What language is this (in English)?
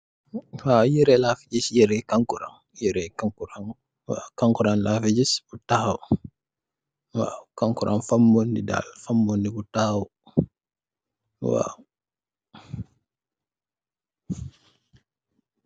Wolof